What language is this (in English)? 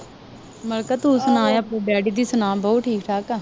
Punjabi